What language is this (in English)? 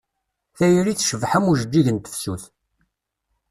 Kabyle